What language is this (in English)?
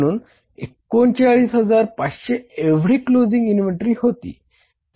Marathi